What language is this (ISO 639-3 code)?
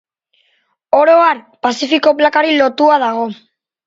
eus